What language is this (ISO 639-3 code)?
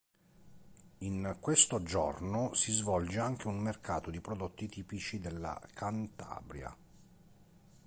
ita